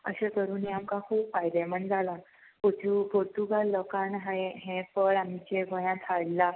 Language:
Konkani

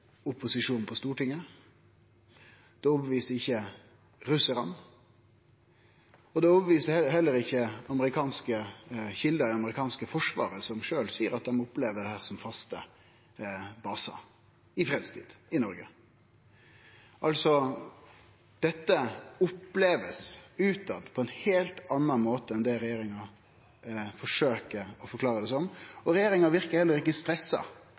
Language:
Norwegian Nynorsk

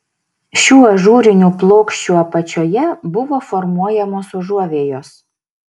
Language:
Lithuanian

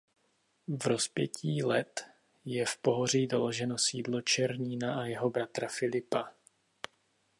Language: Czech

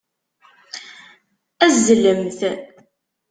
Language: Kabyle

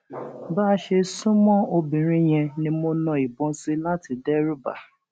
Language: Yoruba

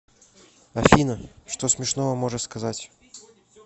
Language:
Russian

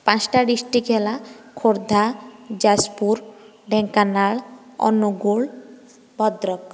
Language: Odia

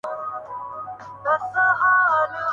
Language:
Urdu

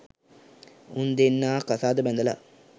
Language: Sinhala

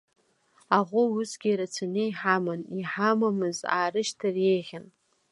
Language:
Abkhazian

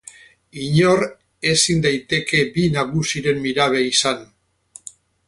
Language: Basque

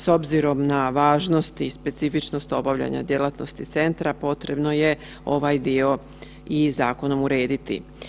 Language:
Croatian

